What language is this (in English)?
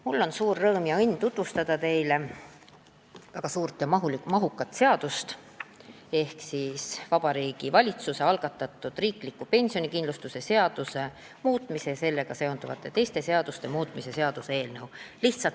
Estonian